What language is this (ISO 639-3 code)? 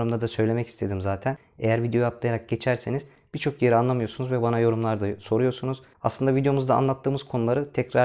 tur